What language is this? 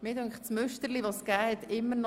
Swiss German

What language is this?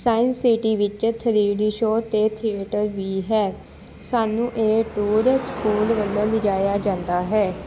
Punjabi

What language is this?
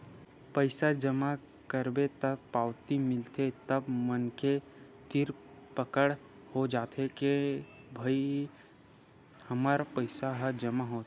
Chhattisgarhi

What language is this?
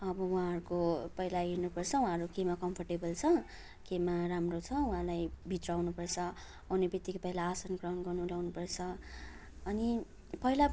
Nepali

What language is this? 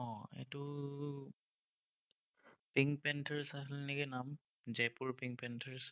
Assamese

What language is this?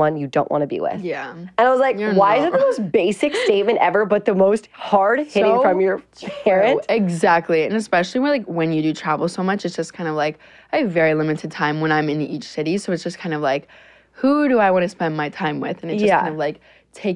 English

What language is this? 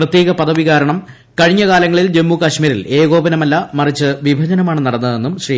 Malayalam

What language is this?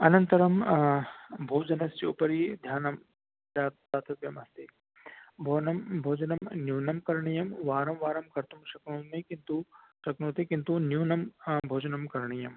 Sanskrit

